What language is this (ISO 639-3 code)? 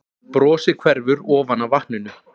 isl